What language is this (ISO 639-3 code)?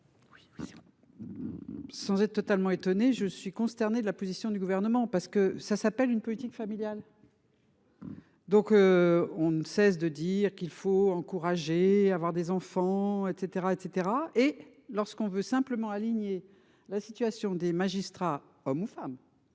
fra